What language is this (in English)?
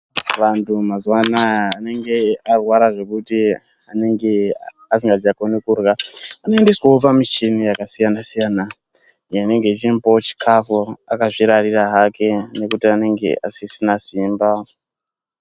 Ndau